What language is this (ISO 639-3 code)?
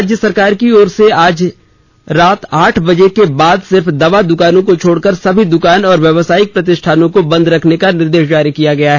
hin